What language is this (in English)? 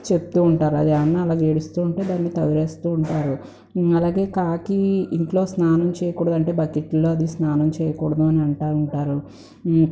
Telugu